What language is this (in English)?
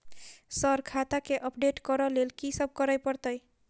Maithili